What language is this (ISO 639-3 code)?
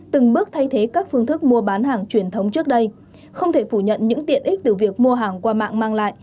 vie